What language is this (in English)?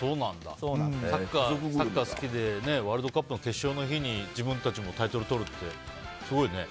Japanese